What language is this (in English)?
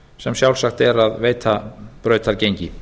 Icelandic